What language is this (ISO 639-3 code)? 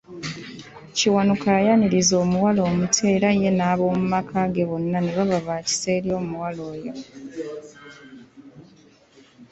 lug